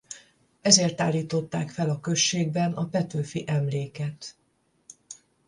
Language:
Hungarian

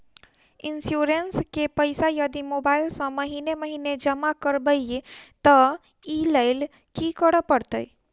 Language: Maithili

